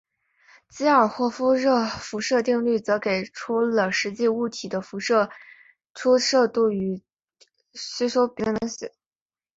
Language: Chinese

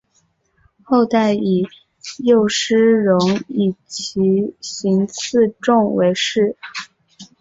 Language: Chinese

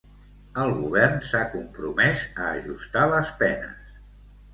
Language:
Catalan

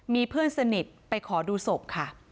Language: Thai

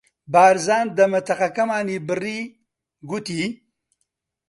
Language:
Central Kurdish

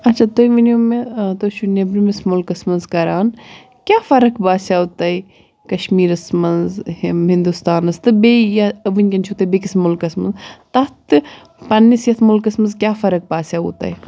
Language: Kashmiri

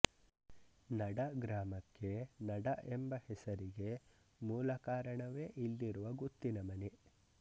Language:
Kannada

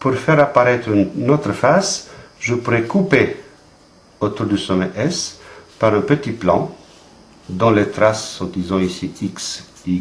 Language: French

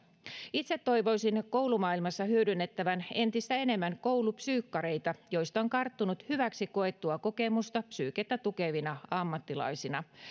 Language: Finnish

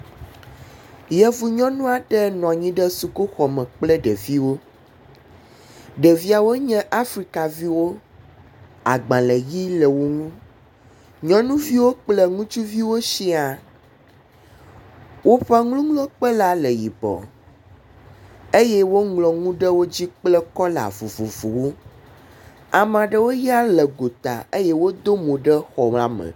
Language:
Ewe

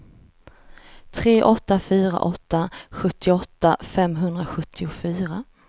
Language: Swedish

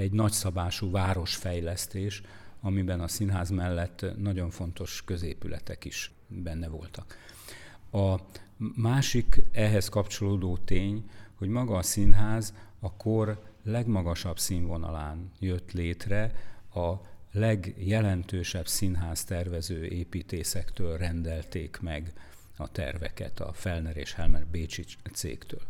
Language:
Hungarian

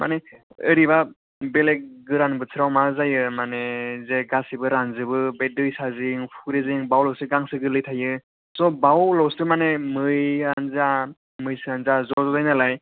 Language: Bodo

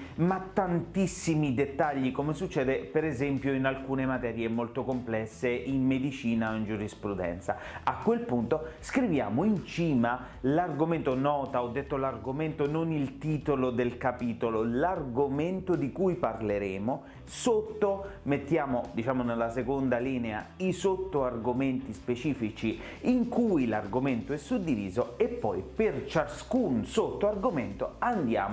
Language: Italian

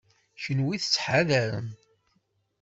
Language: Kabyle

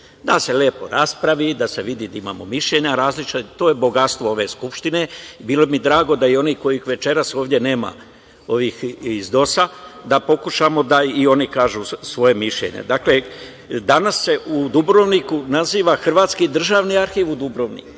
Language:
Serbian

